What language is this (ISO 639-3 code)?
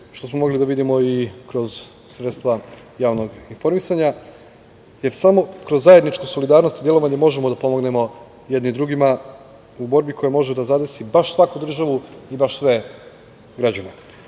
srp